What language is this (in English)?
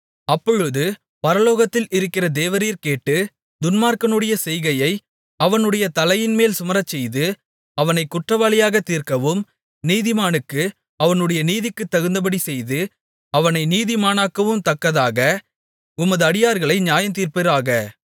Tamil